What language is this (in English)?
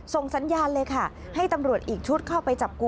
Thai